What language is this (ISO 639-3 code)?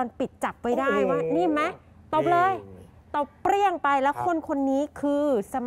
tha